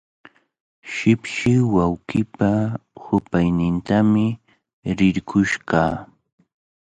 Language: Cajatambo North Lima Quechua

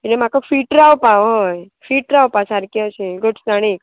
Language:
Konkani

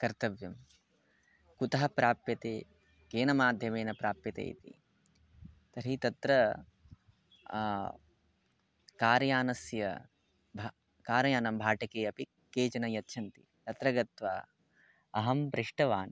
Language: Sanskrit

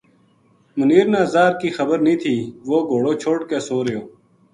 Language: Gujari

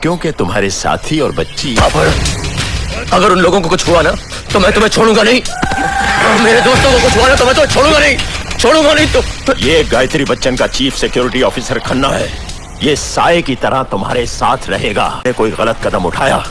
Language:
Hindi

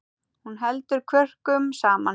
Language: Icelandic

